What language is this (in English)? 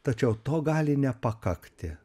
Lithuanian